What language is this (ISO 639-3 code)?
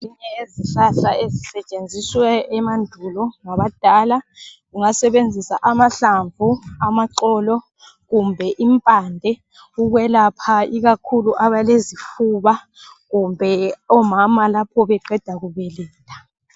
nde